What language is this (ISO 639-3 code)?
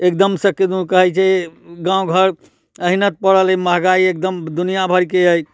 mai